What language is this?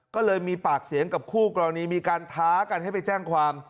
Thai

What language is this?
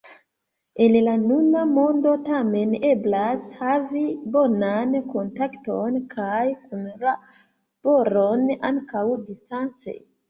Esperanto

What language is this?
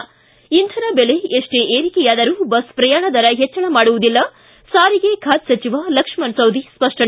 Kannada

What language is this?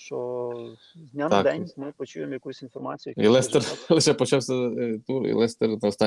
Ukrainian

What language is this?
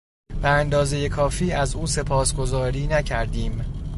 Persian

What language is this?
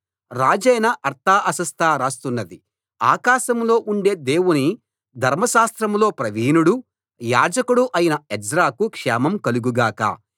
Telugu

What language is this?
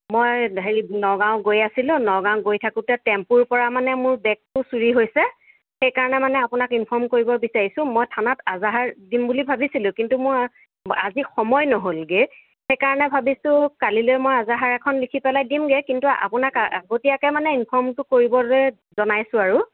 Assamese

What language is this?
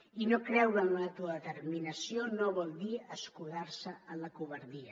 Catalan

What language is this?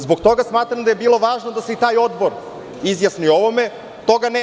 Serbian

